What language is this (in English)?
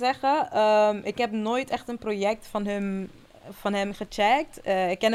Dutch